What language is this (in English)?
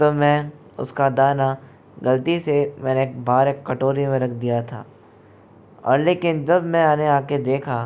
Hindi